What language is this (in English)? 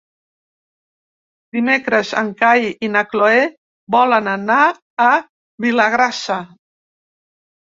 Catalan